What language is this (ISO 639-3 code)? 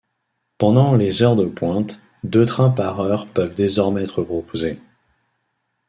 fra